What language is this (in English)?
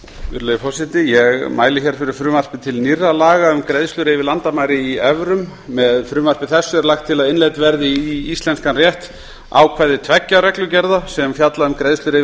Icelandic